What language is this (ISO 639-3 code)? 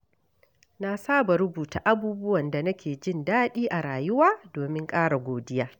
hau